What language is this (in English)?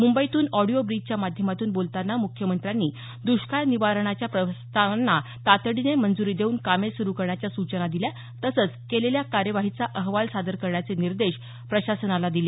Marathi